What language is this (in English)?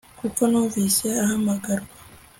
Kinyarwanda